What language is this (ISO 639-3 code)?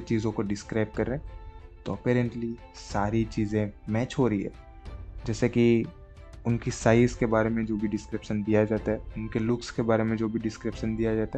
hin